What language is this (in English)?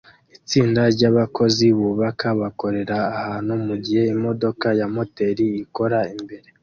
Kinyarwanda